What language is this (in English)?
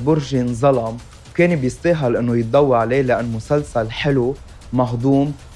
Arabic